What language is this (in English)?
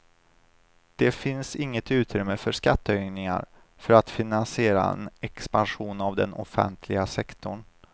Swedish